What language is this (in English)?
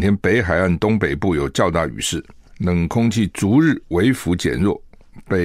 Chinese